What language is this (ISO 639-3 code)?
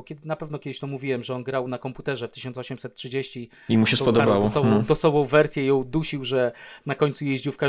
pol